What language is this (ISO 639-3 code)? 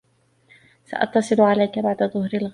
ara